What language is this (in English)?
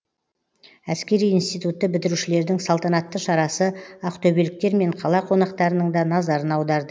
Kazakh